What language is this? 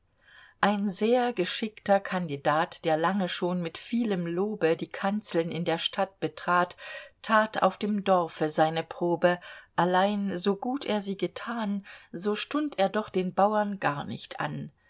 German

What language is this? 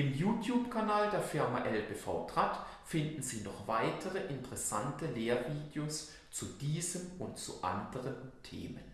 German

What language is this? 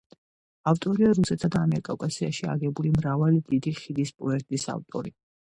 Georgian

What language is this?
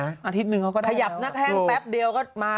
Thai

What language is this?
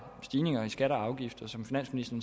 Danish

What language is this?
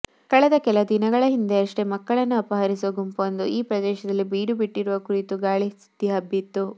Kannada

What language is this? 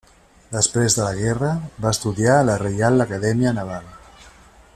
Catalan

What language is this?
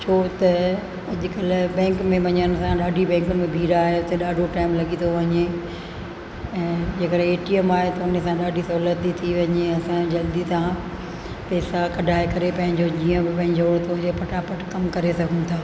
Sindhi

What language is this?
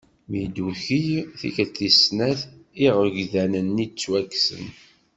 Kabyle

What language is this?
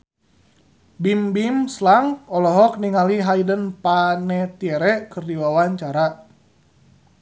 Sundanese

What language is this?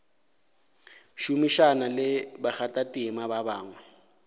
Northern Sotho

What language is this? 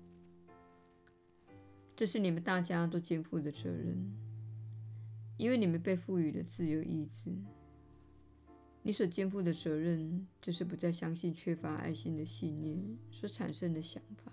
Chinese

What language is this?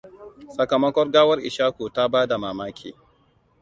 Hausa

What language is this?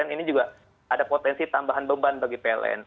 Indonesian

